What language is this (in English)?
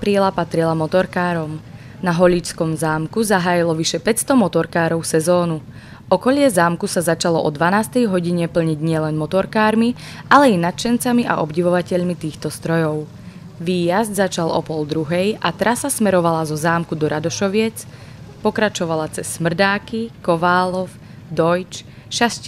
Slovak